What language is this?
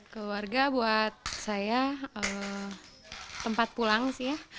Indonesian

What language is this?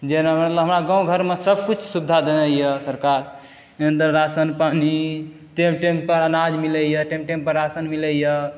Maithili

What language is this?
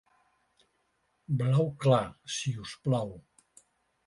Catalan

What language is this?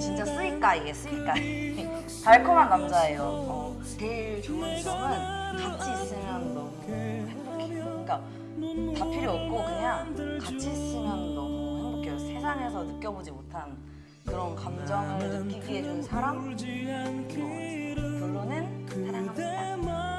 Korean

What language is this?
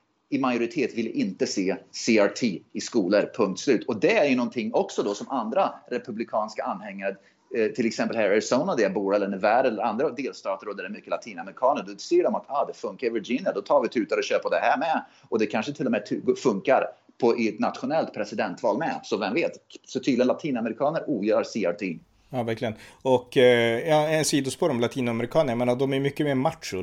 Swedish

